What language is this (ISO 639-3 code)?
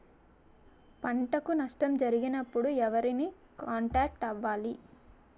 tel